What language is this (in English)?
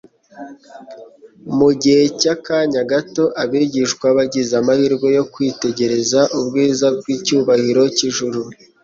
Kinyarwanda